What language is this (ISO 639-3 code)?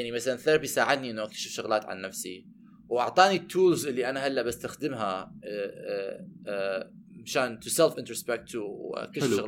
ara